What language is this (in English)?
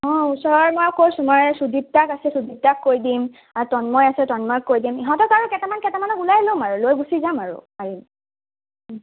Assamese